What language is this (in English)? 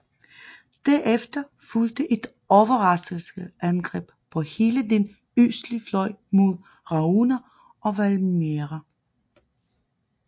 Danish